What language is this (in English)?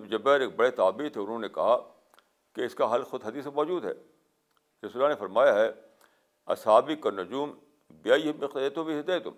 Urdu